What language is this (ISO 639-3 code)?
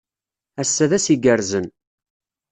kab